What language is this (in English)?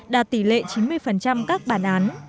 Vietnamese